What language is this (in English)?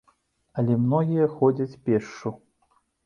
Belarusian